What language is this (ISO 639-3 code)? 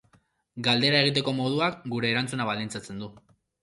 eus